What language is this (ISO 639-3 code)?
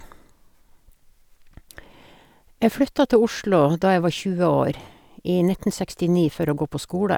nor